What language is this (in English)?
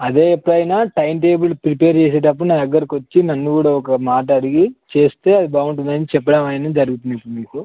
Telugu